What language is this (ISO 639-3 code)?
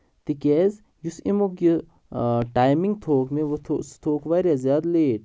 kas